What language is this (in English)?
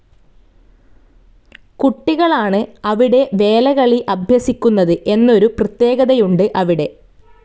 Malayalam